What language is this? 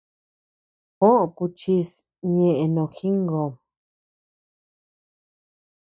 Tepeuxila Cuicatec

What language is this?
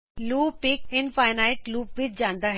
Punjabi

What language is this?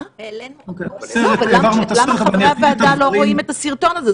Hebrew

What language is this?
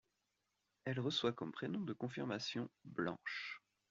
French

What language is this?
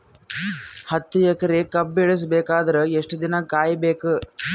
Kannada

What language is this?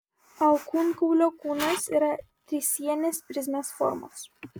Lithuanian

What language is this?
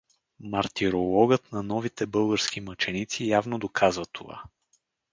Bulgarian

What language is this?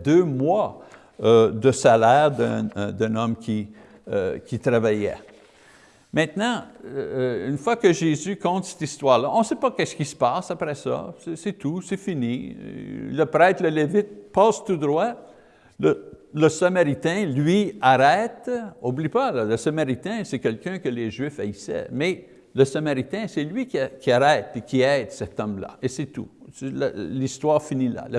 French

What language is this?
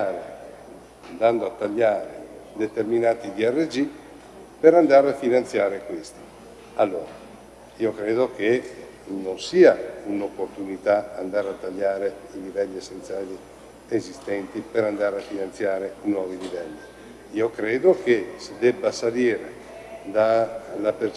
Italian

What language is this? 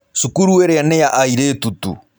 Kikuyu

